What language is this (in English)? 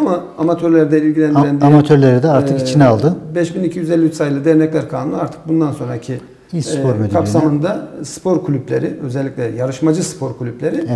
Turkish